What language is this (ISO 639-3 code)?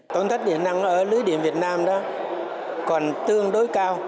vie